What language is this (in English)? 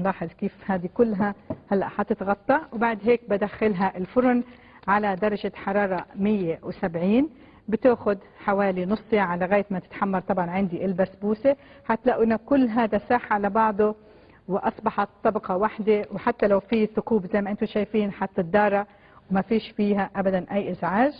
Arabic